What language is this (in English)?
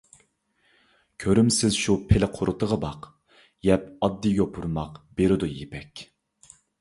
Uyghur